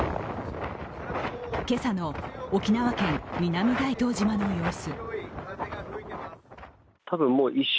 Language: Japanese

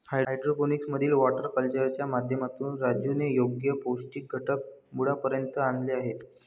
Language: Marathi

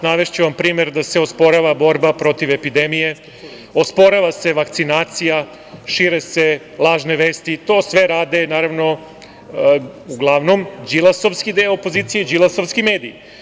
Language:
Serbian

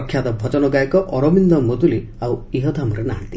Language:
Odia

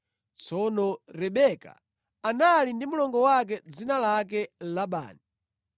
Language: Nyanja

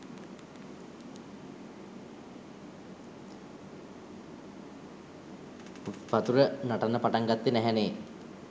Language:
Sinhala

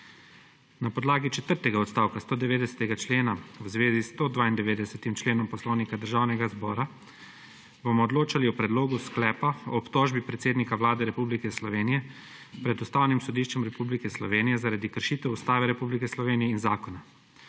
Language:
Slovenian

